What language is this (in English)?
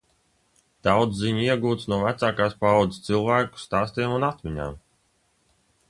Latvian